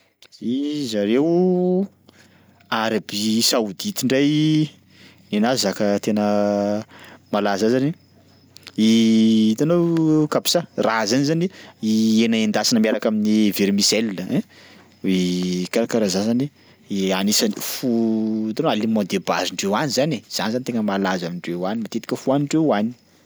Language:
Sakalava Malagasy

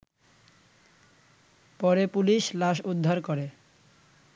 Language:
Bangla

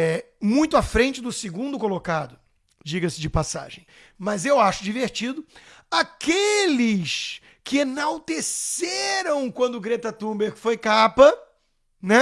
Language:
Portuguese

